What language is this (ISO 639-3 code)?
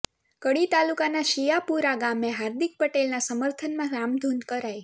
guj